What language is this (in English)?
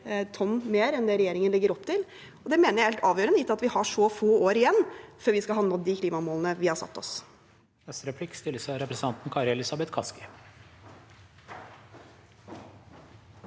Norwegian